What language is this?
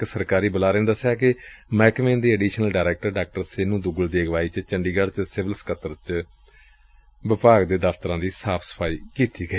Punjabi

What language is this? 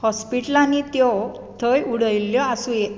Konkani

